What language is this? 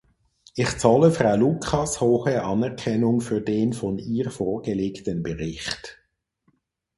German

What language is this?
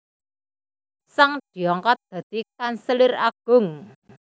Javanese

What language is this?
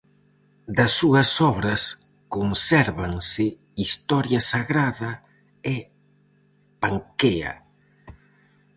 Galician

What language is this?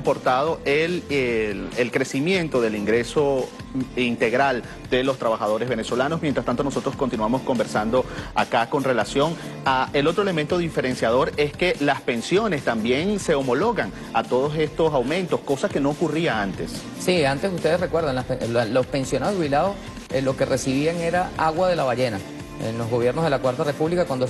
Spanish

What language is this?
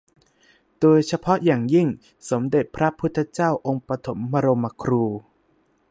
Thai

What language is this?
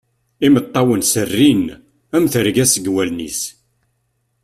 Kabyle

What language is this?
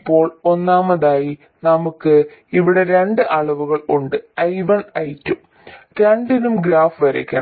Malayalam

